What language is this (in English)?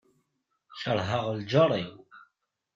Kabyle